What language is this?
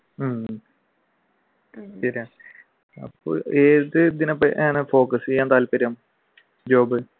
Malayalam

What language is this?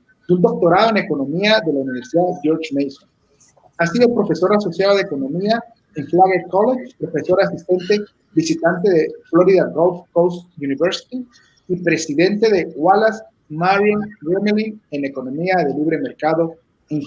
Spanish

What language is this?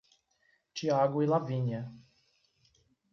Portuguese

